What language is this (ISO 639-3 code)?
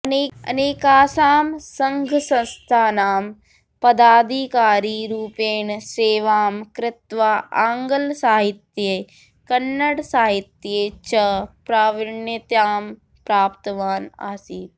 san